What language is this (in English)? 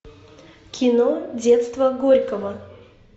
Russian